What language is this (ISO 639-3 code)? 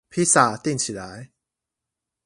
zho